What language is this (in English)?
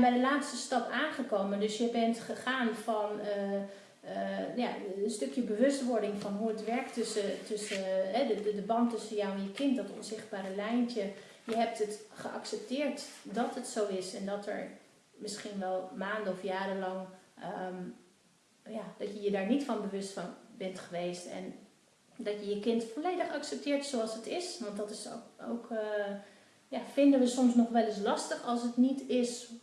Dutch